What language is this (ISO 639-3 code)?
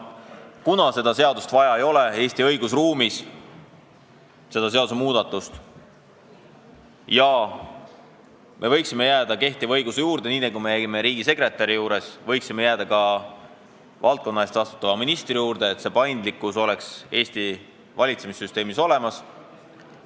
est